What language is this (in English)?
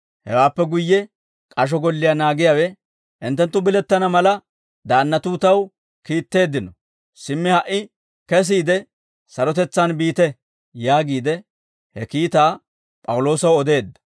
Dawro